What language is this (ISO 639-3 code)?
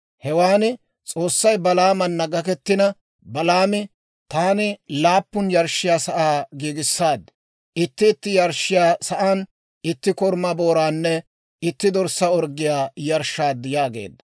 dwr